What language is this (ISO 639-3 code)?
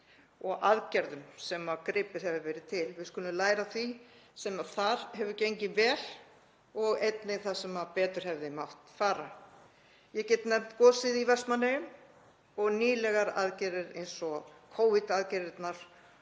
isl